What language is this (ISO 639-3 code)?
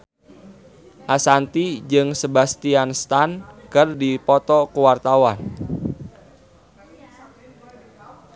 sun